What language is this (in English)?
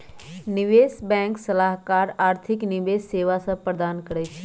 Magahi